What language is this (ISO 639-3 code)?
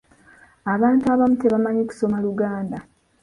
lug